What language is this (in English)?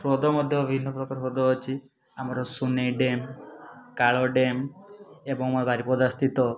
Odia